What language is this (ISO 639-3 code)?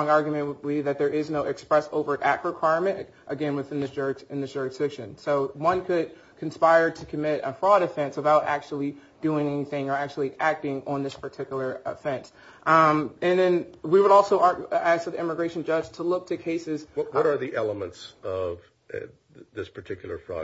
eng